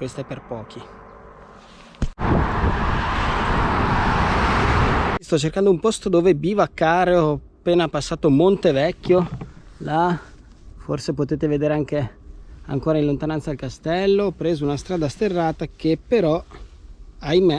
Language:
Italian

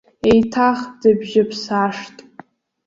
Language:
Abkhazian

